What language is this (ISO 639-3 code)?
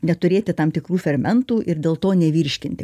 lit